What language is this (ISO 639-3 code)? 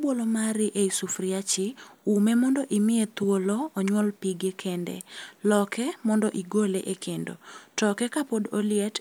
luo